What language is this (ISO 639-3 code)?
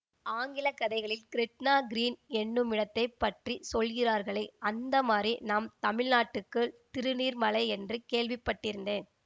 tam